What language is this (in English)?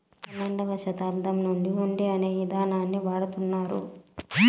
Telugu